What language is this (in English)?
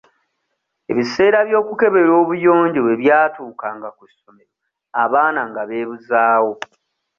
Ganda